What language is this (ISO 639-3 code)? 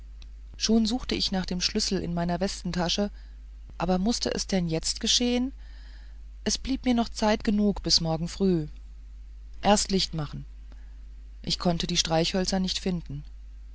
deu